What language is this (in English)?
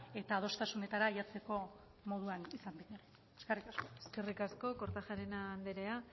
Basque